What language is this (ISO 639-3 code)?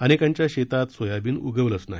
mar